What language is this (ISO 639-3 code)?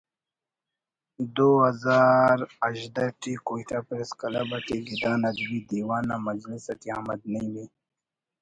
brh